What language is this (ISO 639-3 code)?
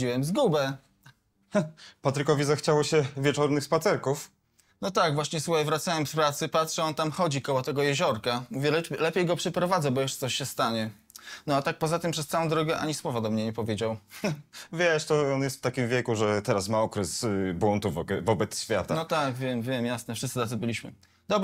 pol